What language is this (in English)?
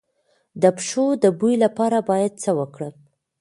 Pashto